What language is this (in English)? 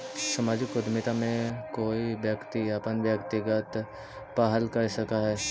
Magahi